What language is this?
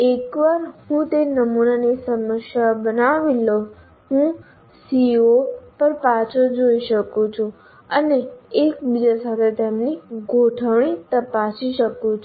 Gujarati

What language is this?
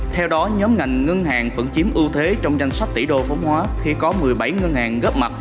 Vietnamese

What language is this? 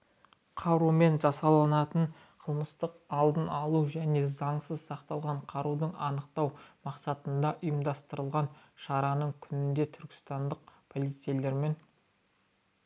Kazakh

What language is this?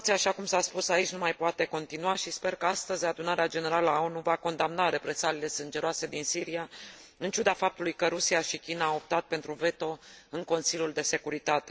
Romanian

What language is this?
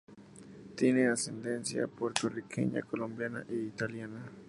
Spanish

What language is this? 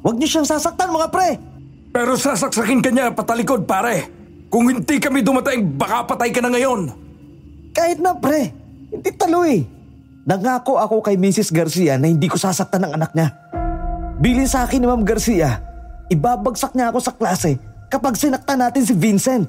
Filipino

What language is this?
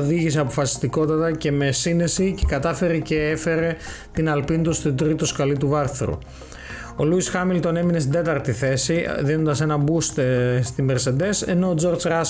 Greek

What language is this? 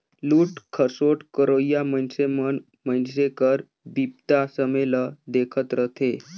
Chhattisgarhi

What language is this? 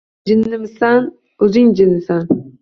Uzbek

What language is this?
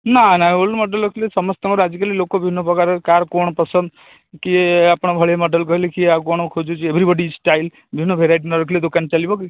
Odia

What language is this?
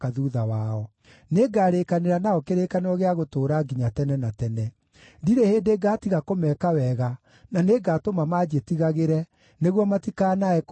Kikuyu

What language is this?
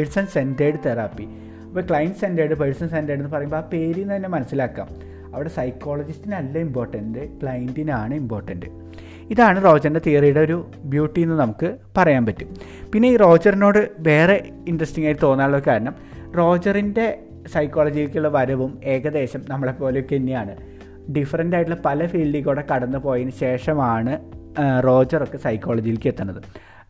Malayalam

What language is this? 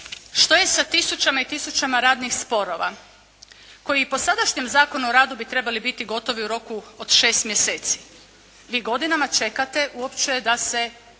Croatian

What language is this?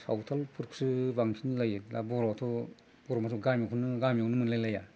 Bodo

